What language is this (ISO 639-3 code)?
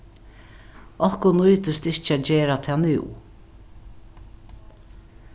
fao